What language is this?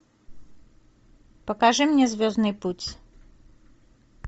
Russian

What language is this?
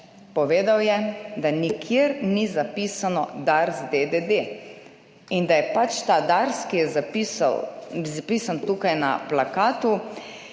Slovenian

